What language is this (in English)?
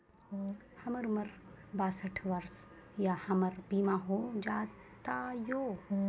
Maithili